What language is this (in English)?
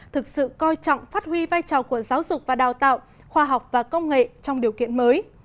Vietnamese